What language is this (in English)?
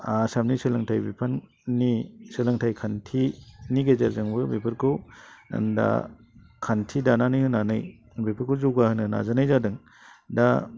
Bodo